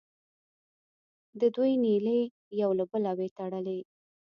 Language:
Pashto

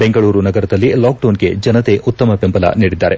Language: Kannada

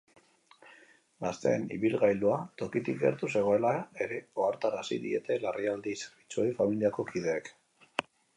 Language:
Basque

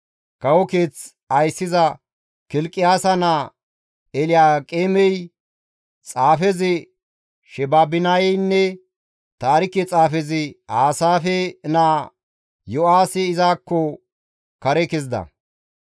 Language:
Gamo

